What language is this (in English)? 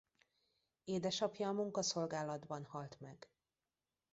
Hungarian